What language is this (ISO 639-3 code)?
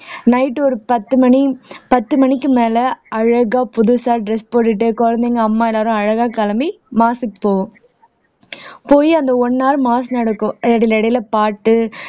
tam